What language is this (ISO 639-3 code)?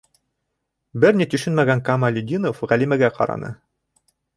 bak